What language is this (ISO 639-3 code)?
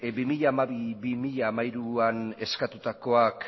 eus